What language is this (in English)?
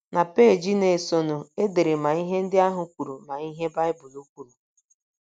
Igbo